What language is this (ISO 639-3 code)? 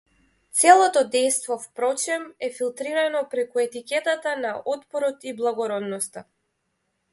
mkd